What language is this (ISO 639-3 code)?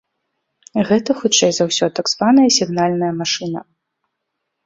bel